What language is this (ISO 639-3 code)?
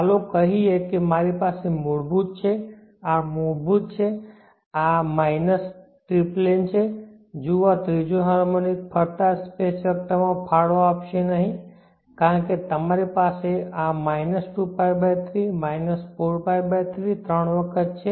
guj